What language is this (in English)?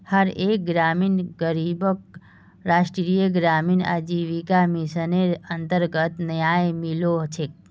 Magahi